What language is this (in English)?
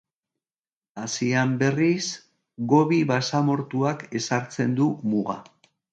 Basque